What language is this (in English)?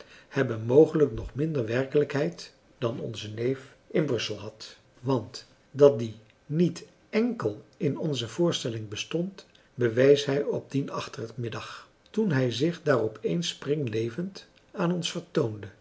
Dutch